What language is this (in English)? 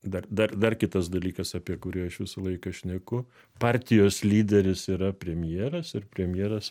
Lithuanian